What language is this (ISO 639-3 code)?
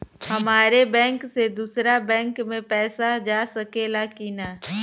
bho